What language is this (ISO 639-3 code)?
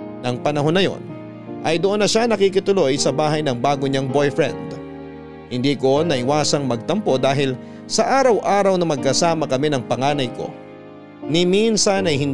fil